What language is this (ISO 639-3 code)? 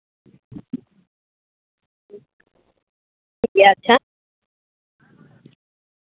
sat